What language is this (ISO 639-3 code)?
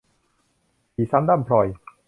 tha